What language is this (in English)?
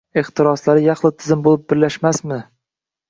Uzbek